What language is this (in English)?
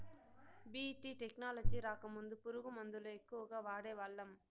Telugu